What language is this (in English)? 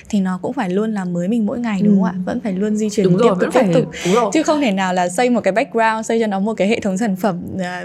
Vietnamese